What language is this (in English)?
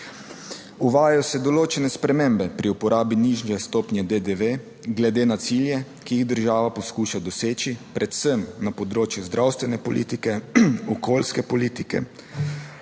Slovenian